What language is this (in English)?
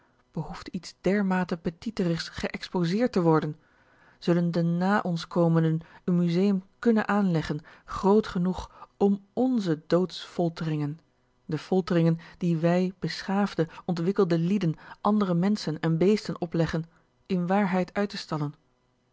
Dutch